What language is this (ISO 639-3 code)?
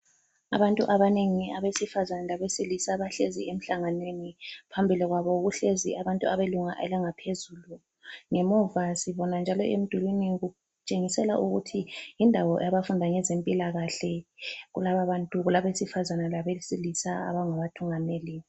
nde